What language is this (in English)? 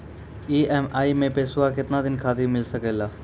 Maithili